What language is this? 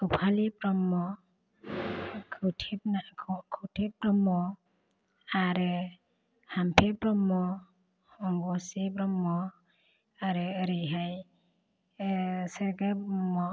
Bodo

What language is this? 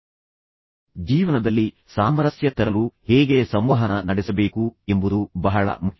Kannada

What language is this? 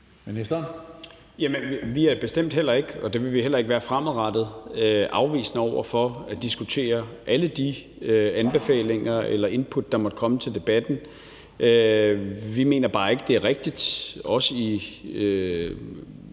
Danish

